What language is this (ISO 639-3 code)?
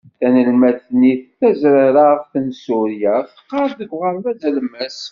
kab